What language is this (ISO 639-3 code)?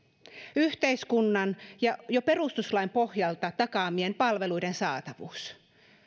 fin